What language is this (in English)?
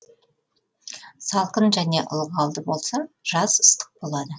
Kazakh